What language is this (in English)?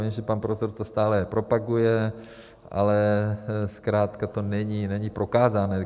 Czech